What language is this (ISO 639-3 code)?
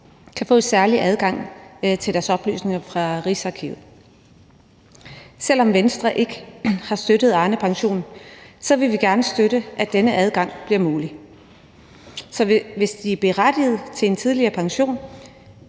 dan